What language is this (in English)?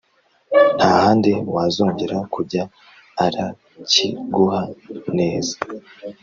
Kinyarwanda